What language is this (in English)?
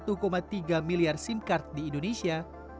Indonesian